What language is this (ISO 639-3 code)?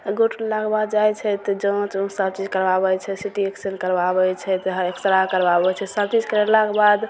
mai